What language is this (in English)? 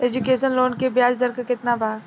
Bhojpuri